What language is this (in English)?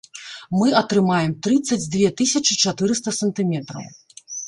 Belarusian